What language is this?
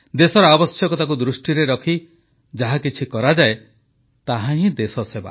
Odia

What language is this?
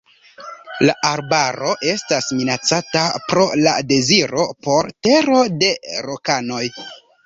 Esperanto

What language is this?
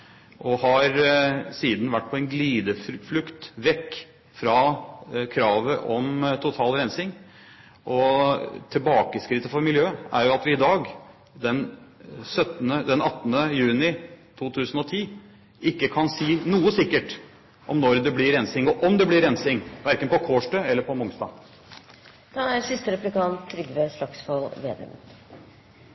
Norwegian Bokmål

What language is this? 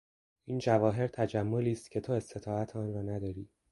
Persian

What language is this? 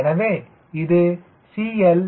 Tamil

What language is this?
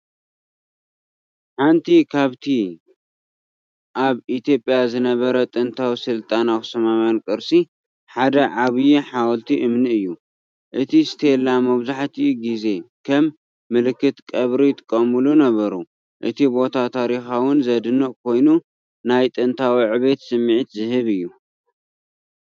Tigrinya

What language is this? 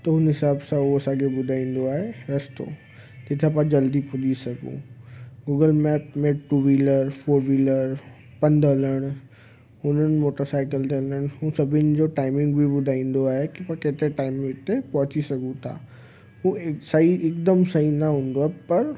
Sindhi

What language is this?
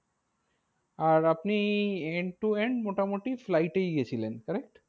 Bangla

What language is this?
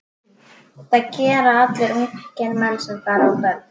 Icelandic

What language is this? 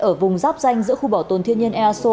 Vietnamese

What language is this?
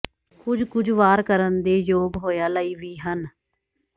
Punjabi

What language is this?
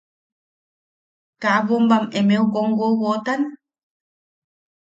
Yaqui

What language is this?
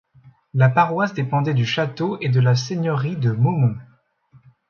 French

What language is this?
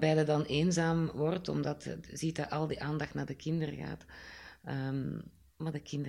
Dutch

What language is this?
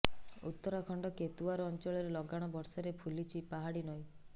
Odia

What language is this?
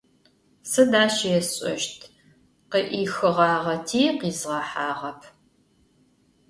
Adyghe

